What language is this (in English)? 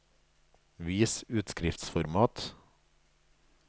Norwegian